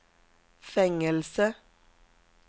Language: Swedish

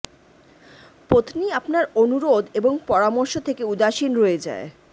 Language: Bangla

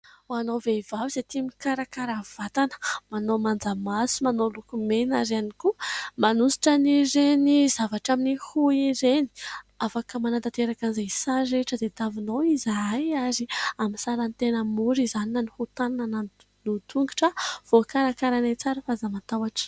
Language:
Malagasy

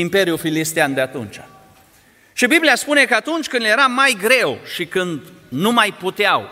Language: Romanian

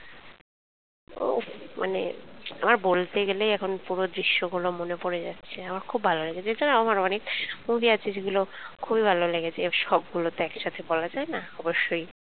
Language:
Bangla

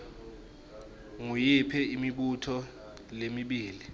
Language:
Swati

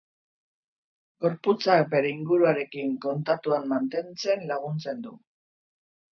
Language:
Basque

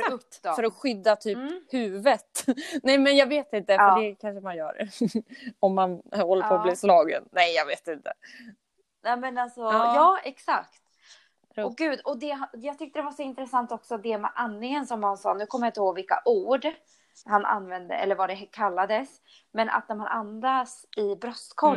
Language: Swedish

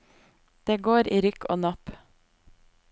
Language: Norwegian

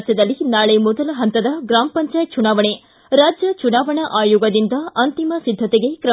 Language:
Kannada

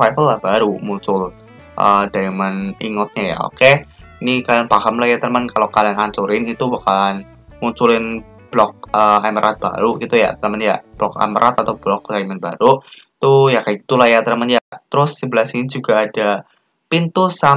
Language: Indonesian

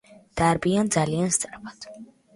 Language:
Georgian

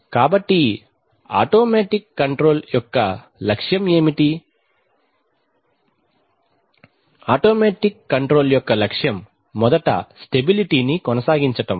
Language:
Telugu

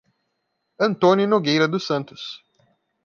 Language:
Portuguese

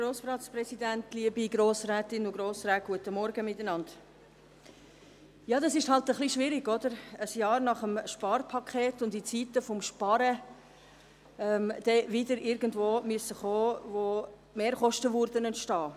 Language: Swiss German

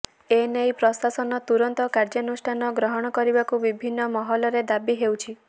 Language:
Odia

